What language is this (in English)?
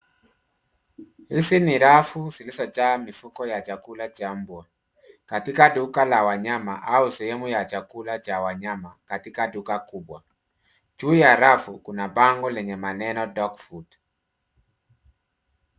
Swahili